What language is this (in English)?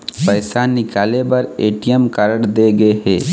Chhattisgarhi